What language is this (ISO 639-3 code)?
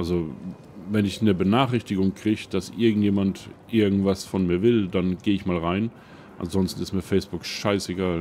deu